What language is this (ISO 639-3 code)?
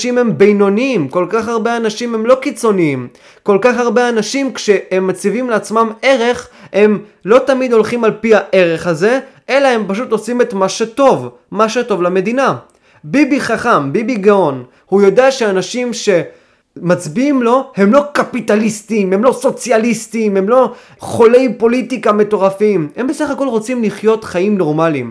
heb